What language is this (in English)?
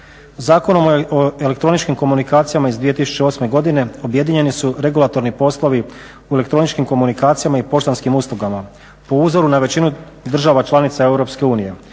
Croatian